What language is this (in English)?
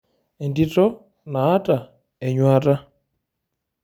Masai